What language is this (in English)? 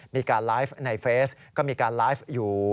Thai